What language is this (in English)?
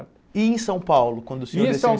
Portuguese